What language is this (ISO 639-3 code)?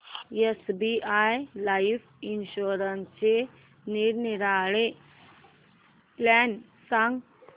mar